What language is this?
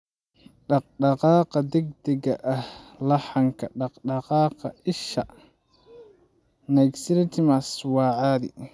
Somali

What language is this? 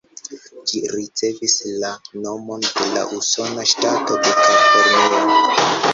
Esperanto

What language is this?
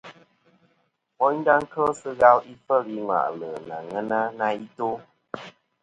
Kom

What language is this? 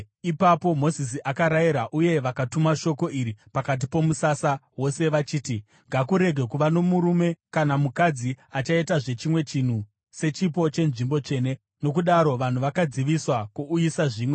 Shona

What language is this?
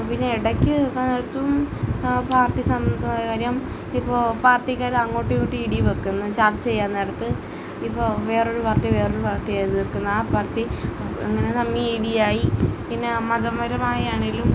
Malayalam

